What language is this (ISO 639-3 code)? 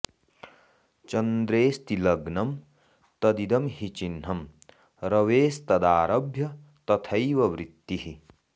san